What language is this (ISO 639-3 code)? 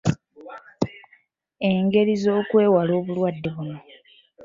lug